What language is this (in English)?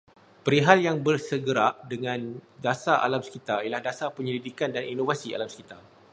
Malay